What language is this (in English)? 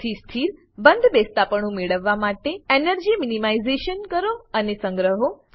Gujarati